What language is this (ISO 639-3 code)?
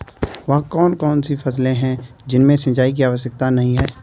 hin